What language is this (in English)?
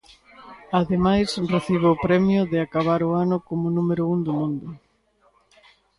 Galician